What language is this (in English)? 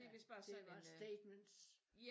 Danish